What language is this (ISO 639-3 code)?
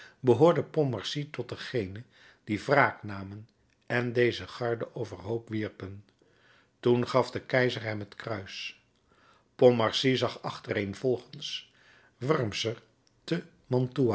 nld